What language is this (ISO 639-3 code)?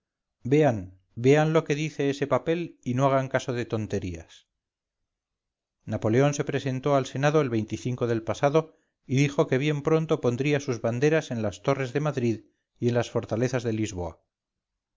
spa